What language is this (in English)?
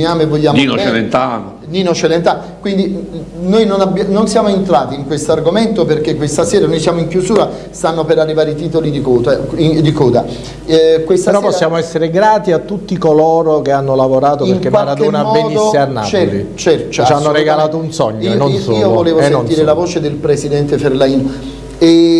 Italian